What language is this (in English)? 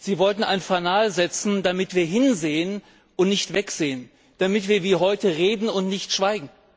German